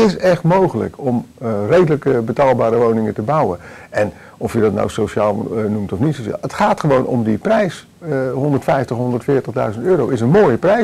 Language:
Dutch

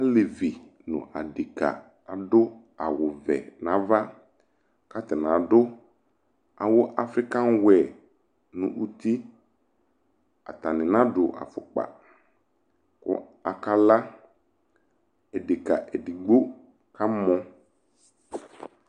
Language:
Ikposo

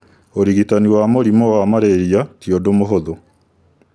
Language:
Kikuyu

